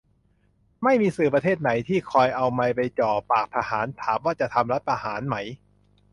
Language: Thai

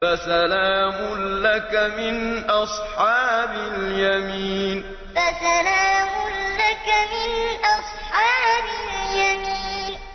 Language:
Arabic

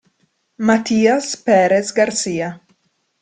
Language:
Italian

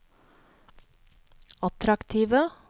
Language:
Norwegian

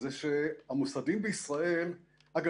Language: Hebrew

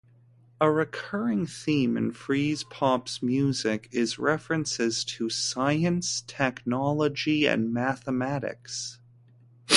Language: English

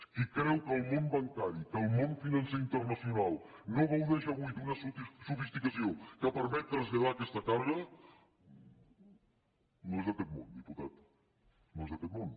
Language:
Catalan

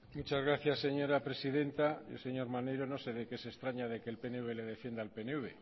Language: Spanish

